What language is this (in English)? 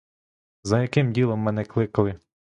Ukrainian